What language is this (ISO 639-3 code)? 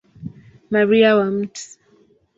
swa